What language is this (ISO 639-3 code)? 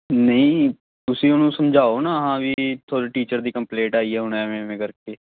pan